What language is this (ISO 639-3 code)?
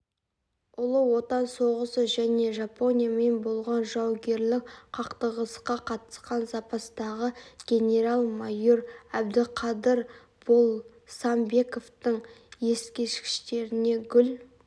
kaz